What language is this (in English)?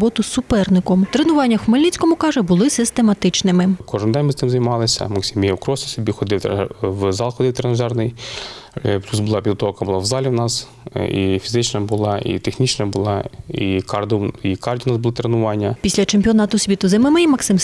Ukrainian